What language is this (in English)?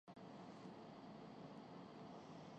Urdu